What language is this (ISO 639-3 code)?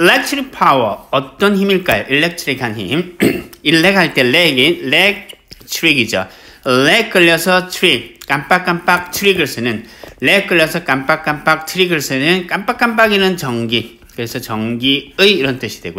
kor